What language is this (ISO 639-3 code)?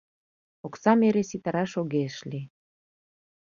chm